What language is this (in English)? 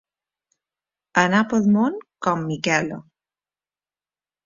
Catalan